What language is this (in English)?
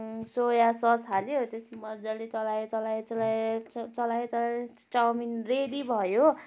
Nepali